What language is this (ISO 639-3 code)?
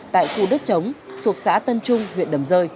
vie